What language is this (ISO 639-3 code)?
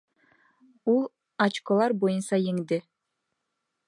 bak